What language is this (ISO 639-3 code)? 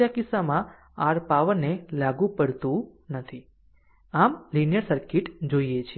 guj